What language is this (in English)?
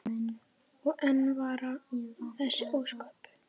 Icelandic